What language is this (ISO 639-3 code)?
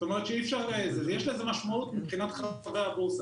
heb